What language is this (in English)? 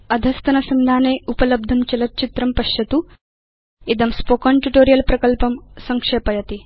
Sanskrit